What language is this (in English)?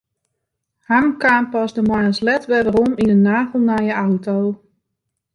Western Frisian